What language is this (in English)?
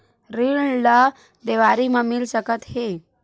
Chhattisgarhi